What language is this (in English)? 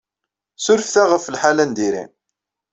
Kabyle